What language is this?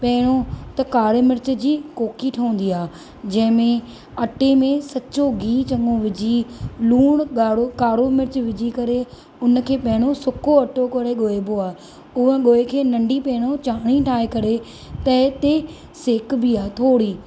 Sindhi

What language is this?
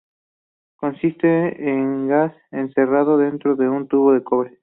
Spanish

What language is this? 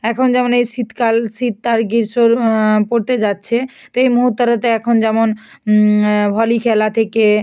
Bangla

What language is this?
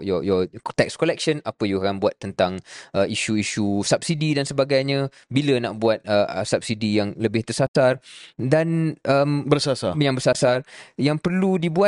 Malay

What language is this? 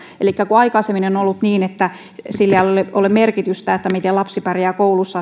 Finnish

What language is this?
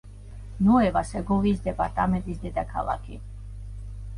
Georgian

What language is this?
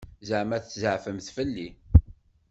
Kabyle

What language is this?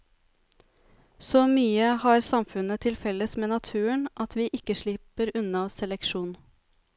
Norwegian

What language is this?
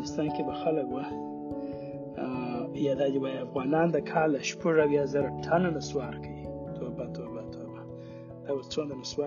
Urdu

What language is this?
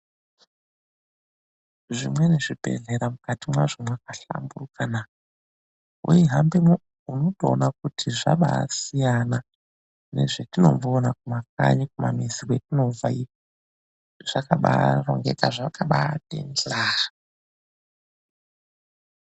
Ndau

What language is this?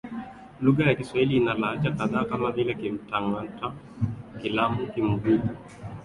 Swahili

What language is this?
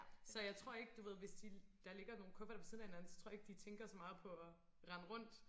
Danish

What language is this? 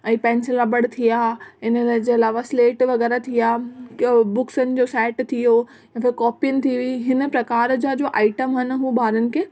Sindhi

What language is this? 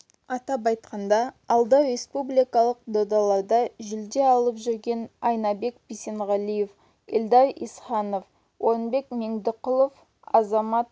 Kazakh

